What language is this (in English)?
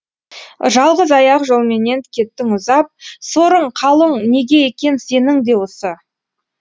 Kazakh